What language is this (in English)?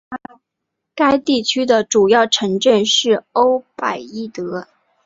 Chinese